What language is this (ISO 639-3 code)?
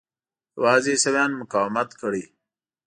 pus